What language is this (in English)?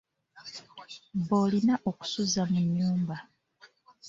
Ganda